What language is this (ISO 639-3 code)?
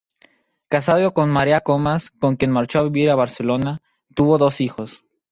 spa